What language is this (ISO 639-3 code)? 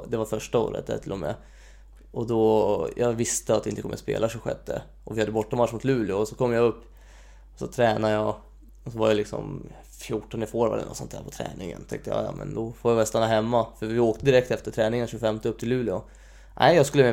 swe